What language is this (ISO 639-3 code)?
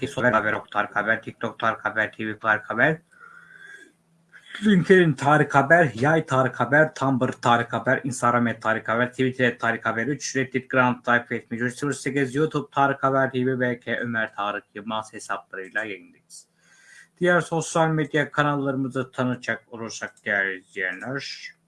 tur